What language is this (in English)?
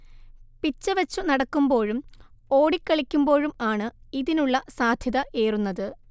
Malayalam